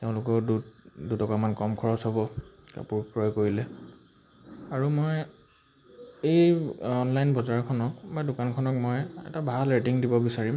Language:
Assamese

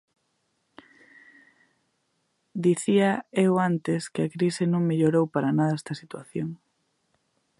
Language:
Galician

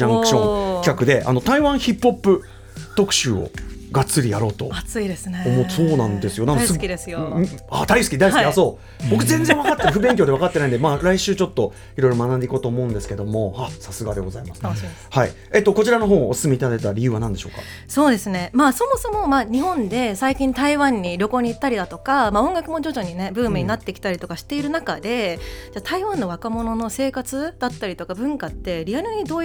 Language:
Japanese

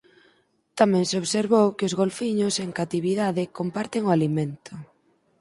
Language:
Galician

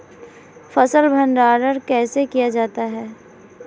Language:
Hindi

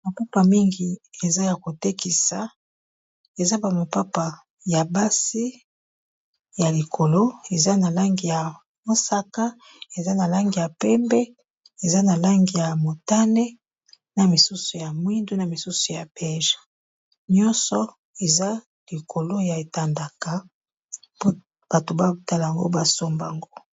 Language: Lingala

